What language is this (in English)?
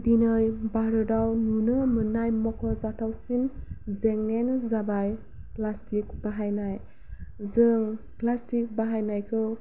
Bodo